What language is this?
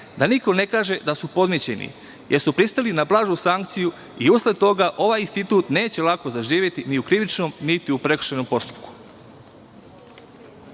Serbian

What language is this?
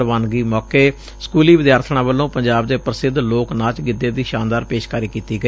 Punjabi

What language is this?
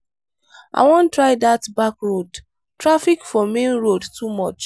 Nigerian Pidgin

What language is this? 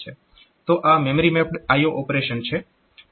Gujarati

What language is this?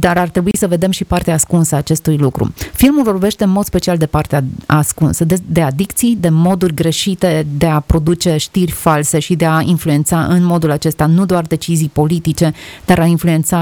Romanian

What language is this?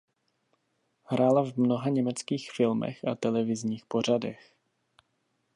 Czech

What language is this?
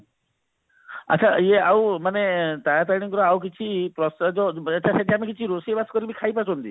Odia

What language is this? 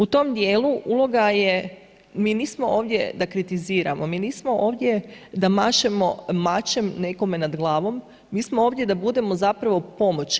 Croatian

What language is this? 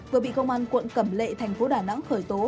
Vietnamese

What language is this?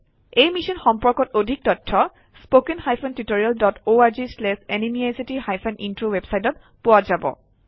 Assamese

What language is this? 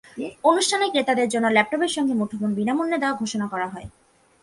Bangla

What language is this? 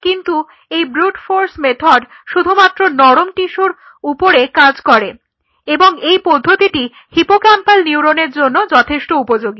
Bangla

